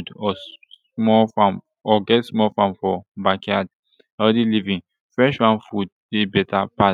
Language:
Nigerian Pidgin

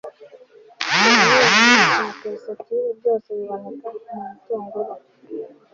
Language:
Kinyarwanda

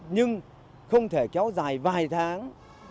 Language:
Vietnamese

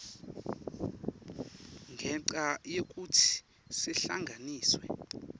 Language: Swati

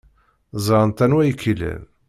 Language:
Kabyle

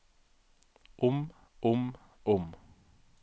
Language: Norwegian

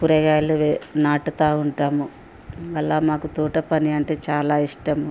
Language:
Telugu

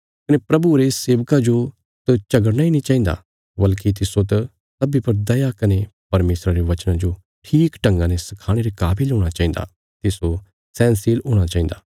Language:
Bilaspuri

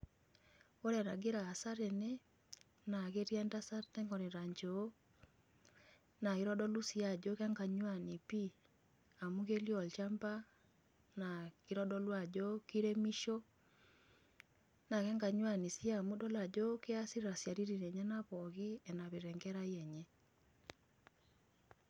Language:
Masai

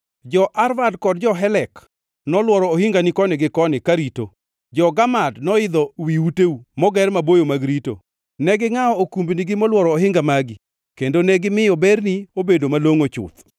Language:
Luo (Kenya and Tanzania)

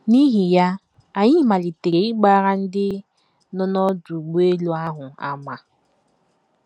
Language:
Igbo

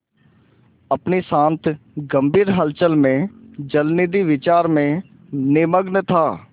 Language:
Hindi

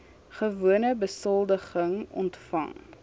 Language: Afrikaans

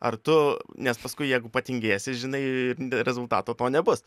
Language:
Lithuanian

